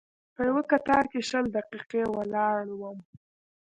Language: Pashto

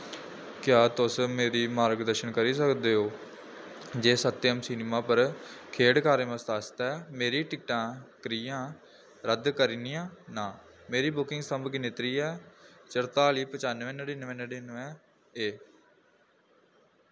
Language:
Dogri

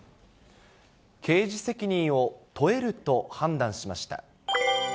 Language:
Japanese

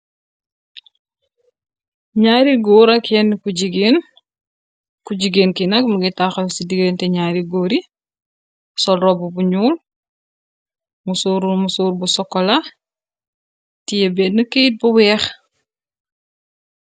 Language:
Wolof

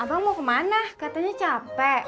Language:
Indonesian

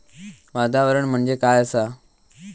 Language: Marathi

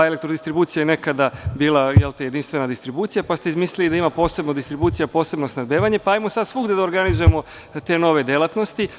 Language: Serbian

